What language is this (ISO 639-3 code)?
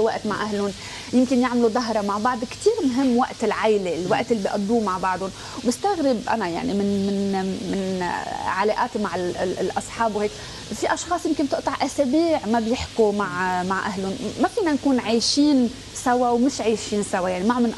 ara